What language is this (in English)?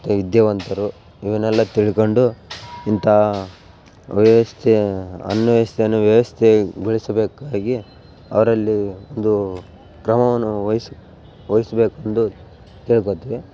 Kannada